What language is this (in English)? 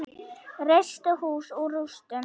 Icelandic